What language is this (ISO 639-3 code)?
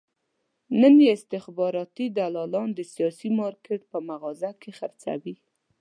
pus